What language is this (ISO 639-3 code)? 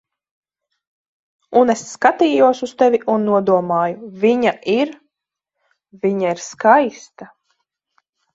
lav